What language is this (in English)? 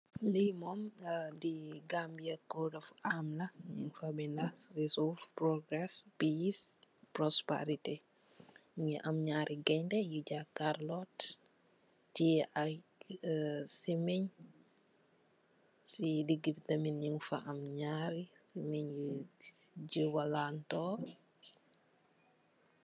Wolof